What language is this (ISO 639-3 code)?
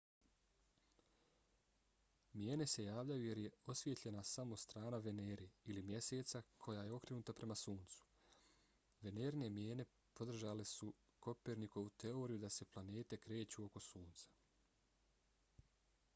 bos